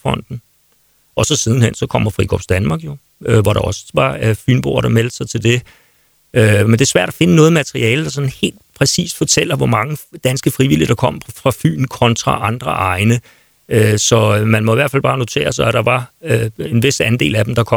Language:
Danish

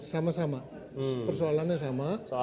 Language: Indonesian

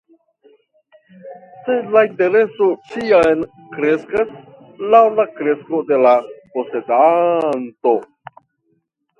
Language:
Esperanto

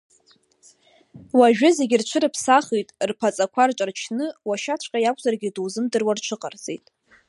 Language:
Abkhazian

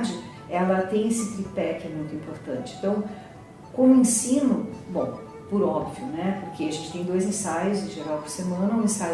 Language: Portuguese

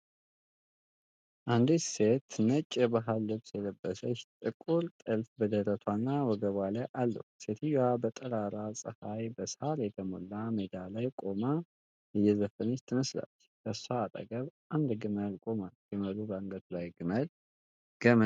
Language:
Amharic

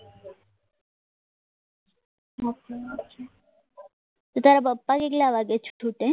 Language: Gujarati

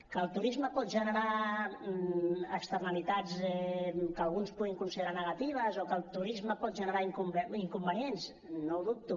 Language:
Catalan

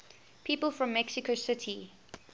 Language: English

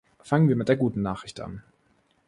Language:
German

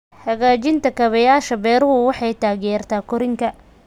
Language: Somali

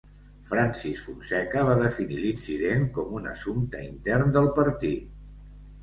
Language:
Catalan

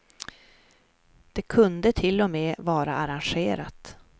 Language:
Swedish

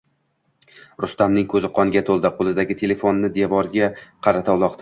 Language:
Uzbek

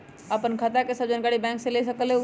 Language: Magahi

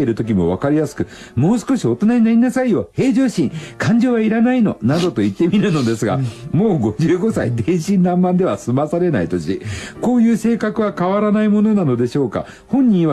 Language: Japanese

